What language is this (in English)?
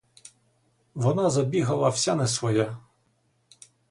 Ukrainian